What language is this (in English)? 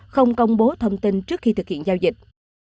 Vietnamese